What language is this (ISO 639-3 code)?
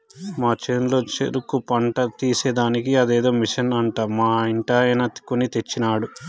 tel